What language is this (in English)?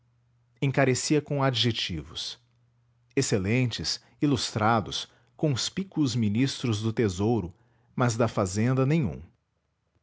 Portuguese